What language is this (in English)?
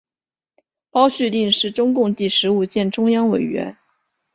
Chinese